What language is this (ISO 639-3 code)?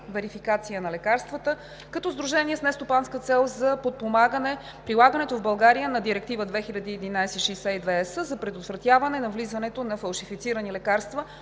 bul